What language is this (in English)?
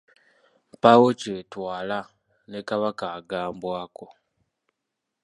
Ganda